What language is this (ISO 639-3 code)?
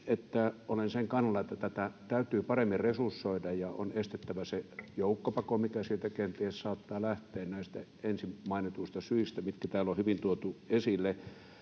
fin